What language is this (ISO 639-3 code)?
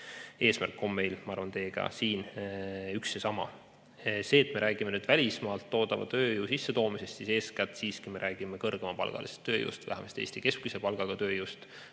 est